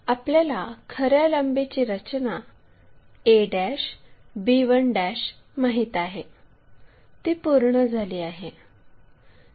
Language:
Marathi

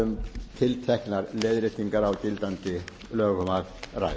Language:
Icelandic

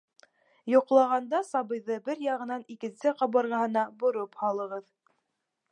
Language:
Bashkir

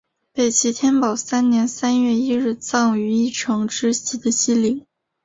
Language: Chinese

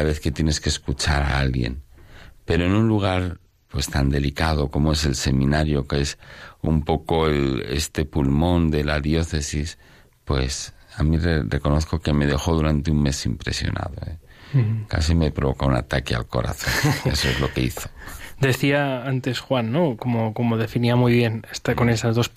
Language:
Spanish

